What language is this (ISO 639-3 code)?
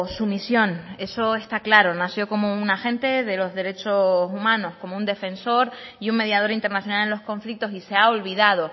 spa